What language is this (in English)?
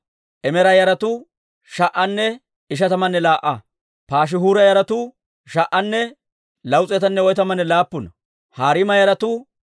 Dawro